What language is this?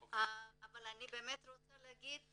Hebrew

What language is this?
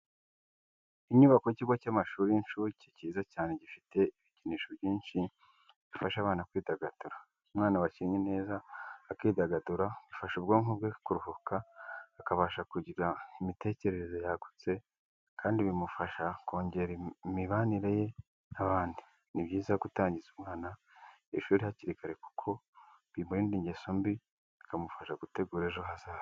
Kinyarwanda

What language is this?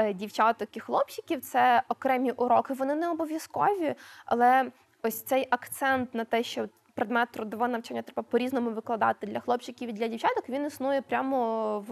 Ukrainian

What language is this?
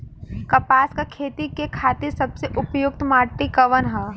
Bhojpuri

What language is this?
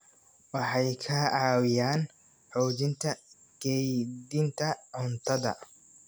Somali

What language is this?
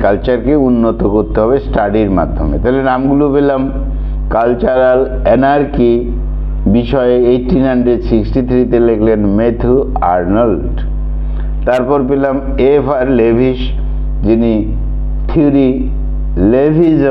Bangla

